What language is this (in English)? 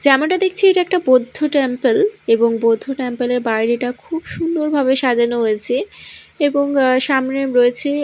Bangla